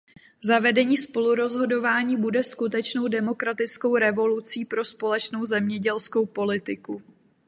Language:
Czech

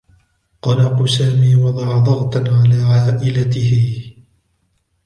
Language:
Arabic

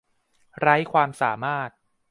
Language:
Thai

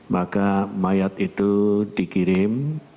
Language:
Indonesian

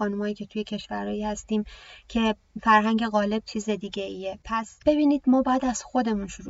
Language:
Persian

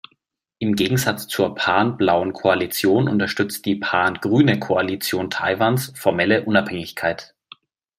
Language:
German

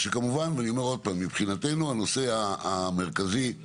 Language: Hebrew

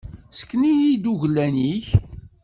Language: Kabyle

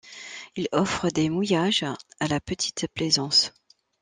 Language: French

